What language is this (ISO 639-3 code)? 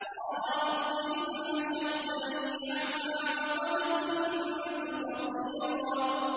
ara